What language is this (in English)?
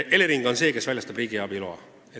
Estonian